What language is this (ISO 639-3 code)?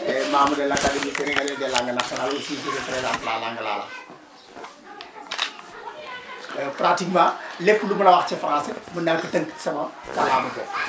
wol